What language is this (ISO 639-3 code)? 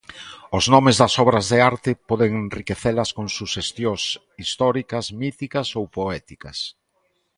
glg